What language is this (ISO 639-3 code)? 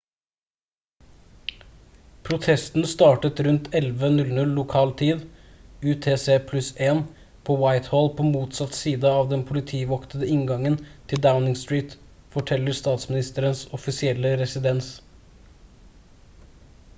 nob